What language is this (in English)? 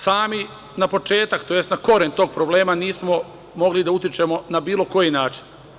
Serbian